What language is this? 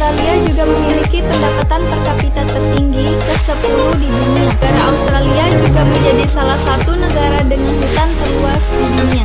Indonesian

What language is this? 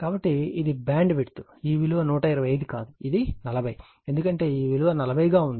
Telugu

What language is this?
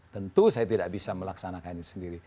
Indonesian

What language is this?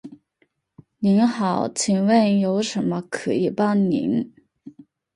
Chinese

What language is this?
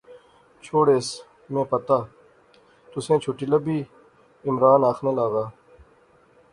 Pahari-Potwari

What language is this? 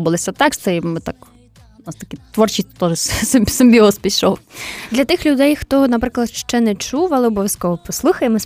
Ukrainian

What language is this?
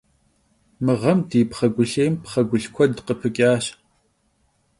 Kabardian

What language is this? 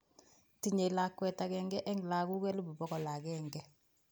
Kalenjin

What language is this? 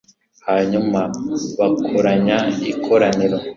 Kinyarwanda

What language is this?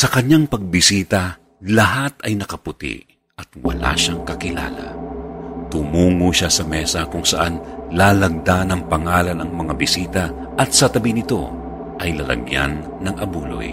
Filipino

